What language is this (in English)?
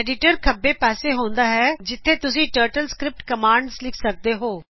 Punjabi